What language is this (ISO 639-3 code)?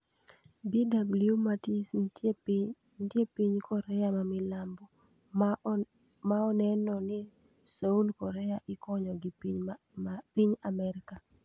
luo